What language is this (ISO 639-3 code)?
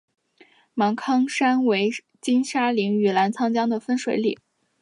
zho